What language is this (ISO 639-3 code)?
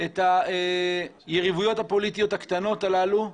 heb